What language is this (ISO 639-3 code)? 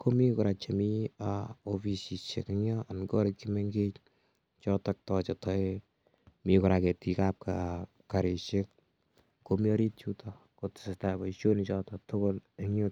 kln